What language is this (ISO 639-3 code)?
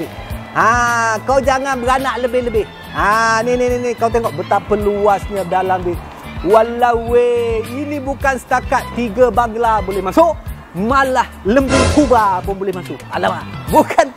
msa